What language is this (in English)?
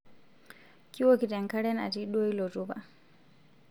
Masai